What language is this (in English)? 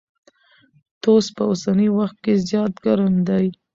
Pashto